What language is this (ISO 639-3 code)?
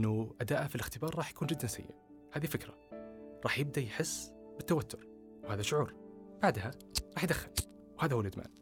ara